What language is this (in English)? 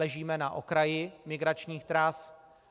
Czech